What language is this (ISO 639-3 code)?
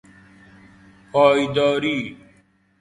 fas